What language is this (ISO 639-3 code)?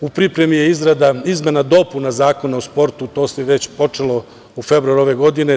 srp